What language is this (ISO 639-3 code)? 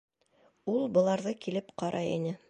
bak